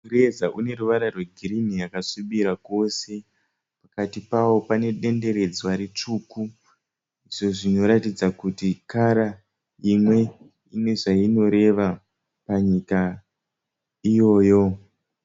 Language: Shona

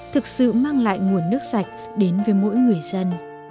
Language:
Vietnamese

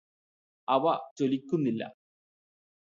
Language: Malayalam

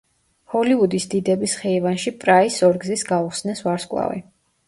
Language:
Georgian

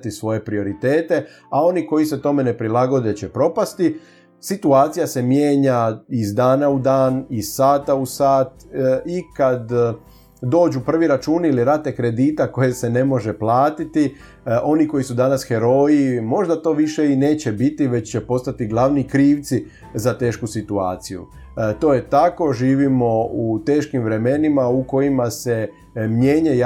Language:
Croatian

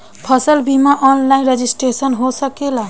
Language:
Bhojpuri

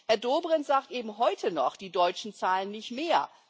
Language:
German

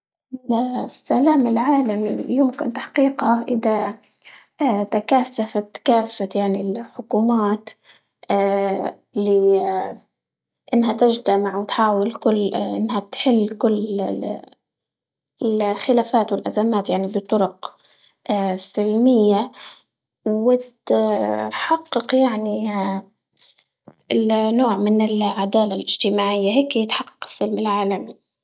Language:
Libyan Arabic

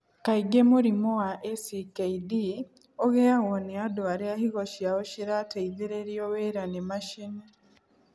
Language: Kikuyu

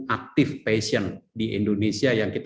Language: Indonesian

